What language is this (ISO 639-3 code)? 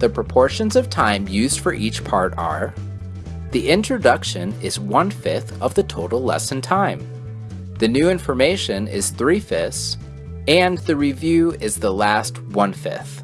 eng